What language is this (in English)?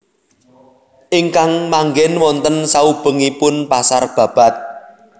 Javanese